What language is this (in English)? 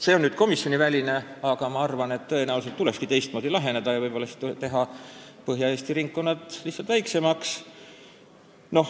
Estonian